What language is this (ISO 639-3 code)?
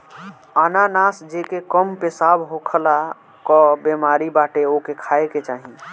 bho